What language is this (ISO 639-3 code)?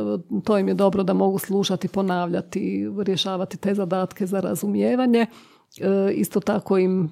hrv